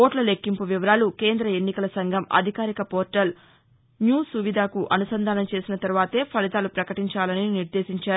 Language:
Telugu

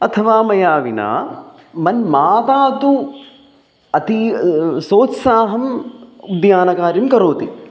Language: Sanskrit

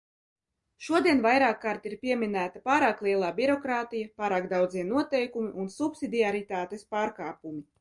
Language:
Latvian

